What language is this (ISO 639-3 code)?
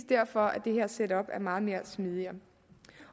dan